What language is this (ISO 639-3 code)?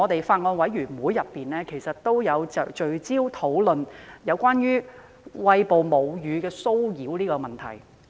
yue